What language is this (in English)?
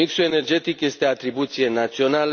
Romanian